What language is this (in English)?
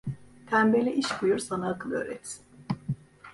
Turkish